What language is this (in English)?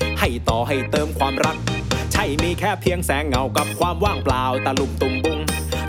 Thai